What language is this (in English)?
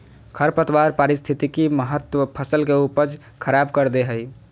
Magahi